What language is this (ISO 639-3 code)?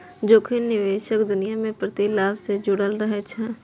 mai